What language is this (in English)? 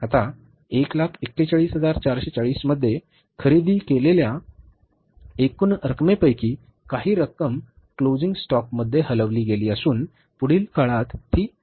Marathi